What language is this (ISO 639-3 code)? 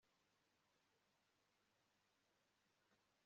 kin